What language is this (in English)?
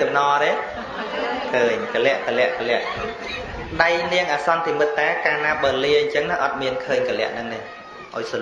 Vietnamese